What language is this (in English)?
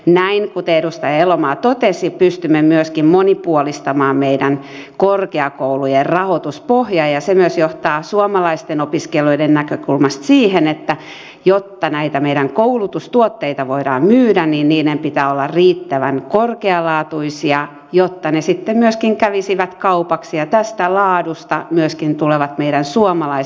Finnish